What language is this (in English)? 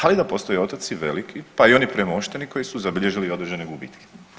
Croatian